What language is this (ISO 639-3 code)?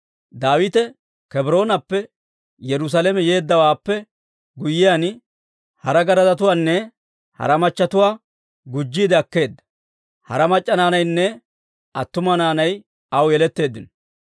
dwr